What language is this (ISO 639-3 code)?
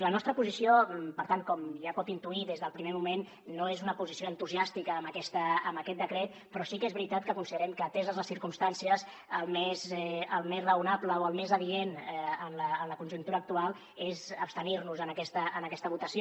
cat